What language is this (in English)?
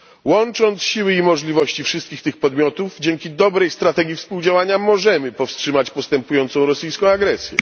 Polish